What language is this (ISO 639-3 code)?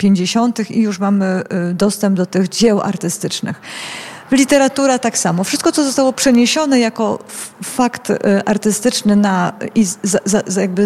pol